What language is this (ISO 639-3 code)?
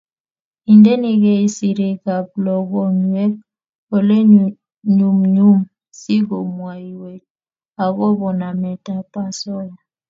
kln